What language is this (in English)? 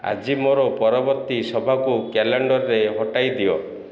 Odia